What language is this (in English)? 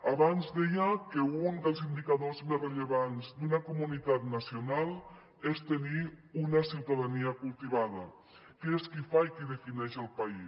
Catalan